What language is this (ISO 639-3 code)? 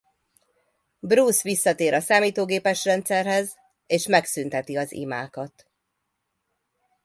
hun